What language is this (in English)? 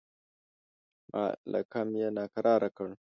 Pashto